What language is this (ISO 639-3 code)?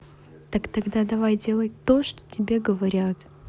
rus